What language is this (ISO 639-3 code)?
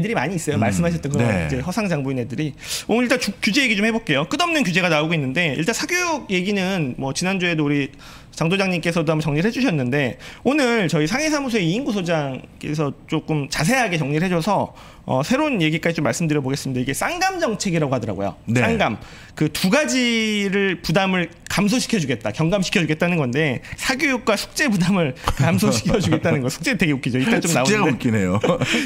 kor